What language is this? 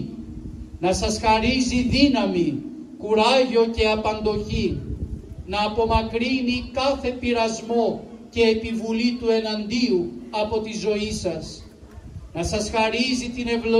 Greek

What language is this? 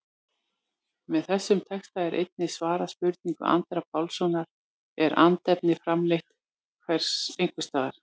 Icelandic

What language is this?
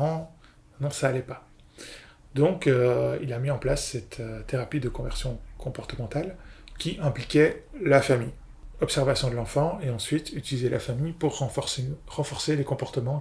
French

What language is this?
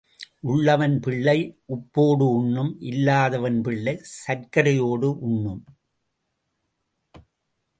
Tamil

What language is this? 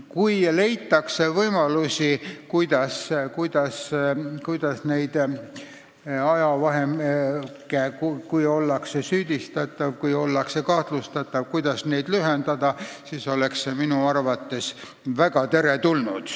Estonian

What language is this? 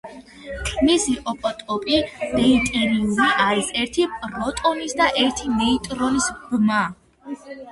Georgian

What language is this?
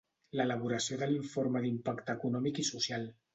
Catalan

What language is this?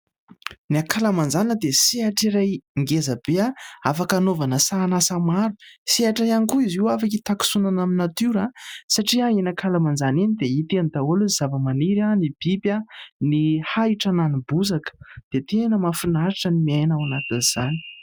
Malagasy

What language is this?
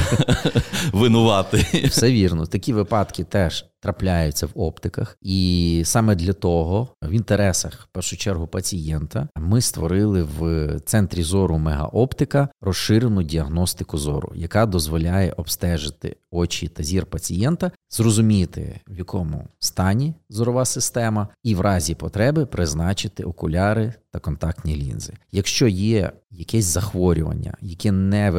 Ukrainian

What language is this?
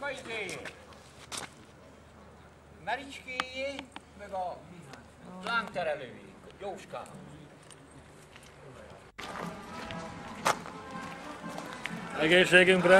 Hungarian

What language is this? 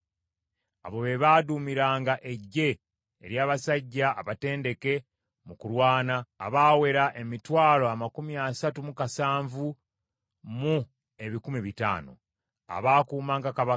Ganda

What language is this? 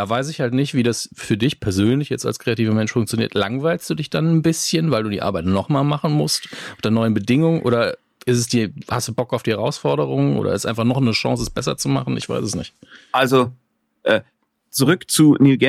German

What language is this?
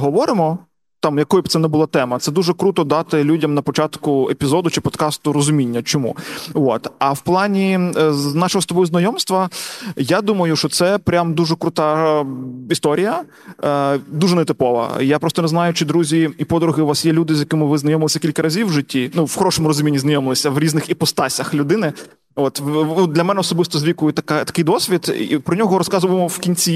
Ukrainian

